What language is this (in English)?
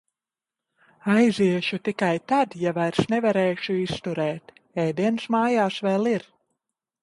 Latvian